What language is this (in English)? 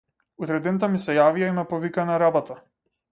Macedonian